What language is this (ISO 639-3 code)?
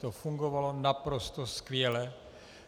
ces